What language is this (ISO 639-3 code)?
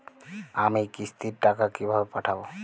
ben